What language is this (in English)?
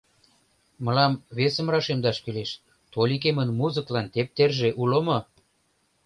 Mari